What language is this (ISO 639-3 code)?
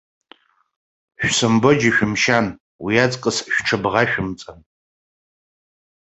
abk